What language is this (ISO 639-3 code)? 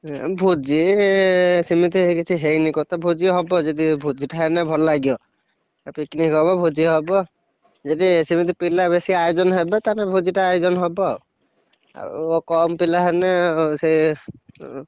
ori